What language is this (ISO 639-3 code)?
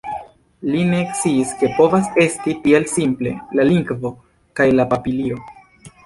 epo